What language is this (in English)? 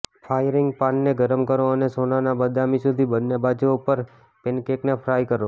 Gujarati